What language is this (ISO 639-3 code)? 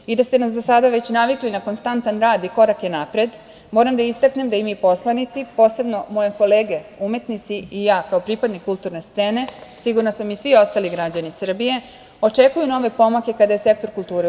srp